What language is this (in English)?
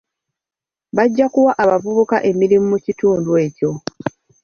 Ganda